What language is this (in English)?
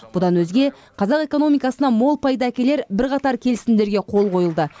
Kazakh